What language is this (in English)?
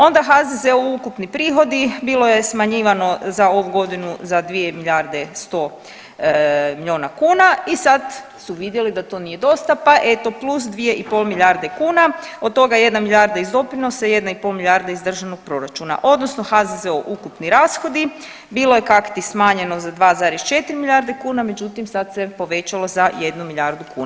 Croatian